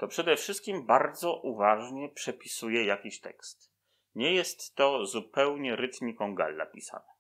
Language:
Polish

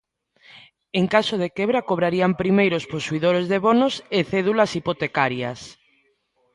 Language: Galician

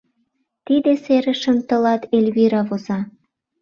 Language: Mari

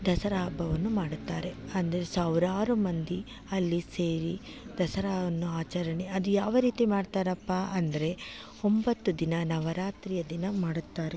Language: Kannada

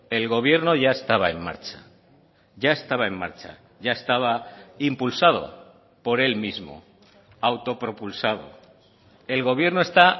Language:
Spanish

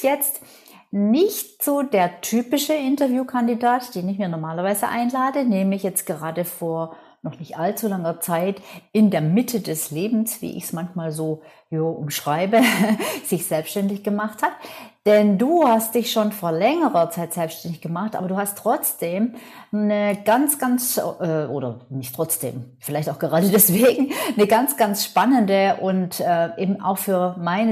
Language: German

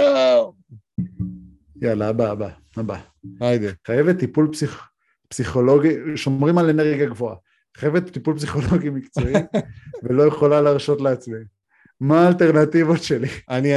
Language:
Hebrew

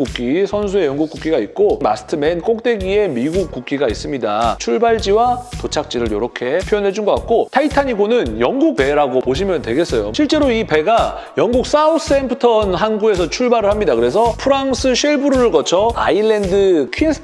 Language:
Korean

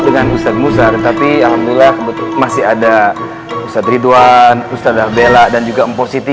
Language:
Indonesian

